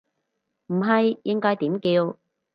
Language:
Cantonese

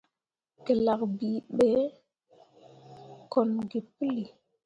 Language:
Mundang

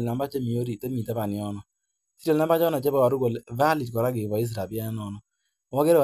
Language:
Kalenjin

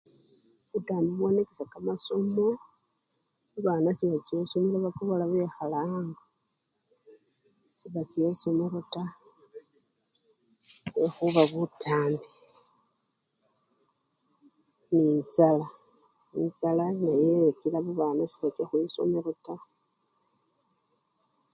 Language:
Luyia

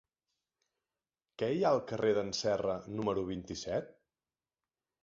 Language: Catalan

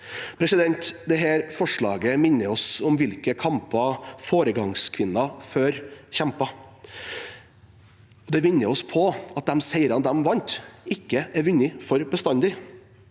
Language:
Norwegian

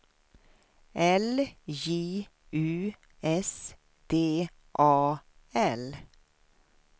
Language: Swedish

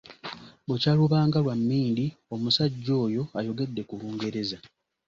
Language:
Ganda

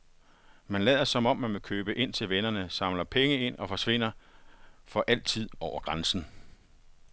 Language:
Danish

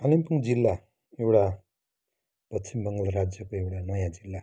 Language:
Nepali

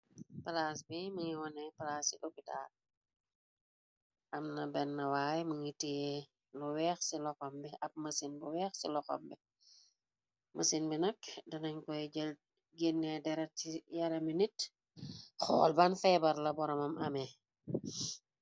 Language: Wolof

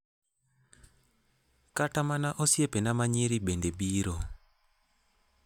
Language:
Luo (Kenya and Tanzania)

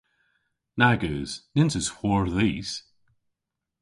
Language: Cornish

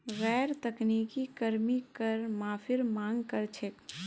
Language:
Magahi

